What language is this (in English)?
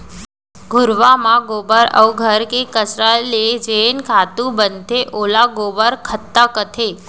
Chhattisgarhi